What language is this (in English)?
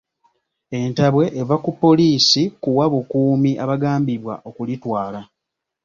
Ganda